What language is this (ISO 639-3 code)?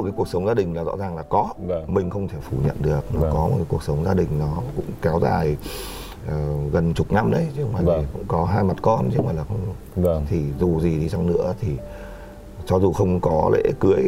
vie